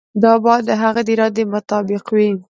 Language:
Pashto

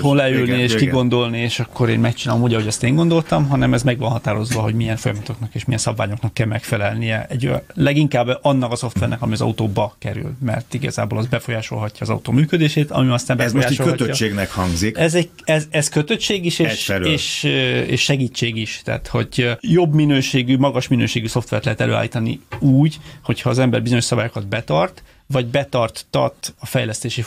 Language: Hungarian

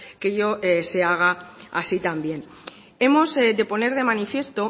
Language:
Spanish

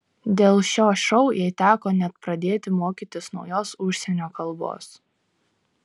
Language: Lithuanian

